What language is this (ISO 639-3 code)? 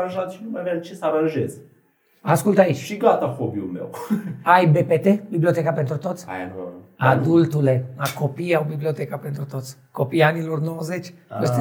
ron